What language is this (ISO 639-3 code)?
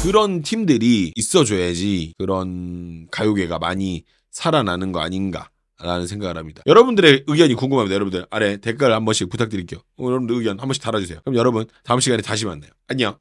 kor